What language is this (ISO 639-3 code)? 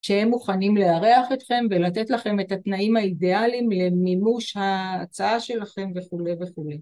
heb